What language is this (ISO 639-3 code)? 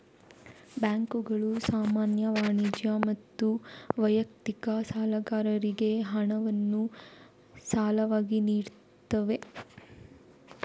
kan